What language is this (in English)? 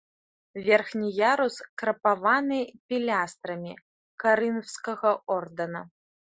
Belarusian